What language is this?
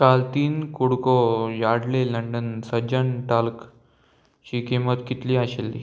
Konkani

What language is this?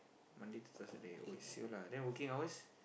English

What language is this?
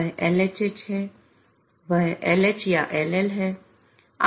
Hindi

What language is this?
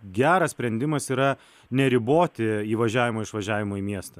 Lithuanian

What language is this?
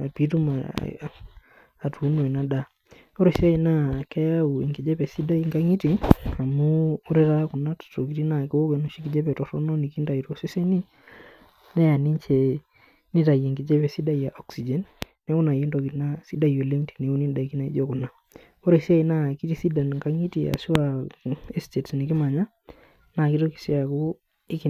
Masai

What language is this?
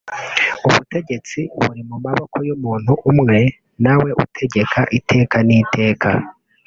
Kinyarwanda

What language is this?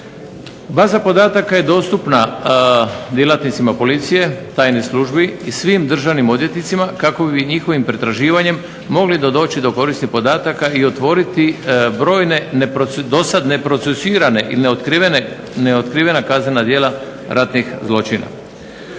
Croatian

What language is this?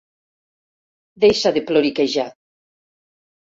Catalan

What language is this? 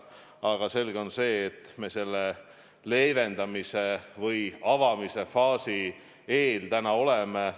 Estonian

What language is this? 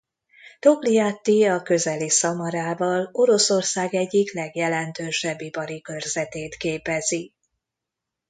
Hungarian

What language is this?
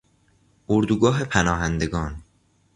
Persian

